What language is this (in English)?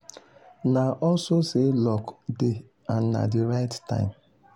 Nigerian Pidgin